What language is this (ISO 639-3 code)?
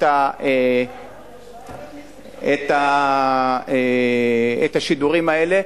heb